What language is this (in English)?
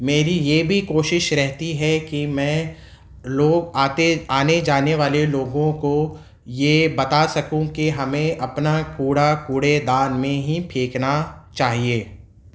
Urdu